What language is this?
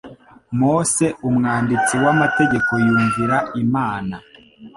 Kinyarwanda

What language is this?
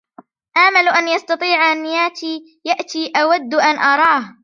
Arabic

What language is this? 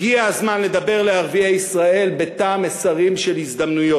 Hebrew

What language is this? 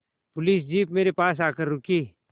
Hindi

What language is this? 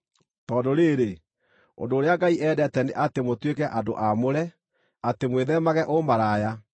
Kikuyu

